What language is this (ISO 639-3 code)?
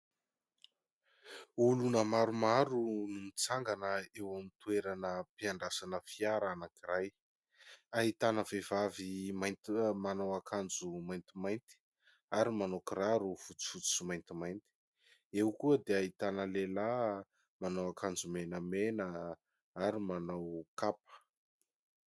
mlg